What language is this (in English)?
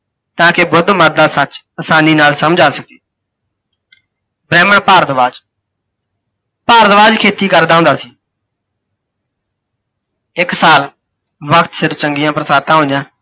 Punjabi